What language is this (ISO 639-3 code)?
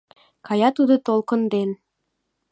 chm